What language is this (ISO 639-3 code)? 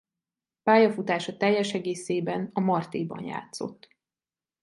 hun